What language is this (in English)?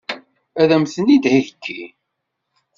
Kabyle